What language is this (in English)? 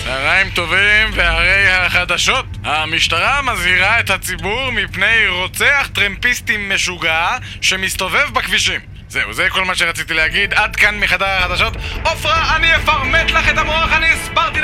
Hebrew